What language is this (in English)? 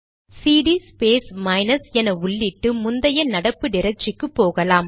Tamil